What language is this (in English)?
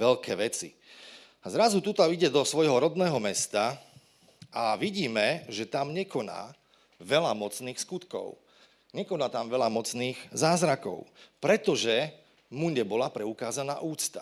Slovak